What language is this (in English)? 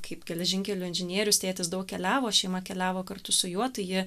Lithuanian